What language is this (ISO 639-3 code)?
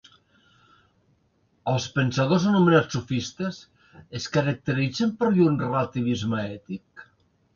cat